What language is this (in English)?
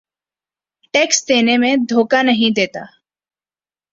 Urdu